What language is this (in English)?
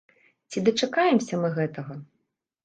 Belarusian